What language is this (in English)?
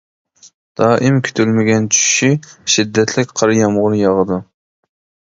Uyghur